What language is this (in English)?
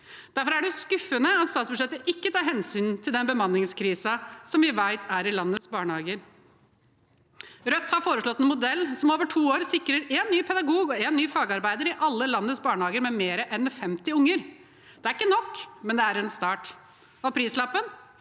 Norwegian